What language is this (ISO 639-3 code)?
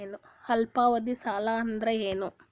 kan